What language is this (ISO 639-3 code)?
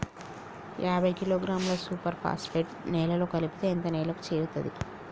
tel